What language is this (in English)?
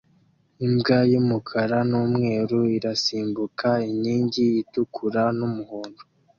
Kinyarwanda